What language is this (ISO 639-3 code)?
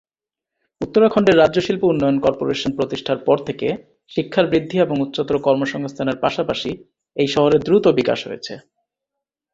ben